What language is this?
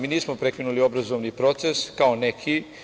Serbian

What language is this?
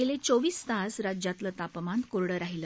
Marathi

